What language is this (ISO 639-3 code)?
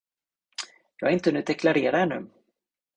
swe